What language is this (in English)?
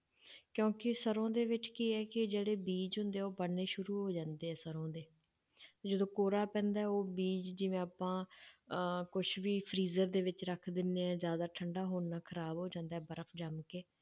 Punjabi